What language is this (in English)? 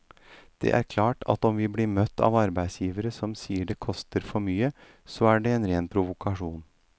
Norwegian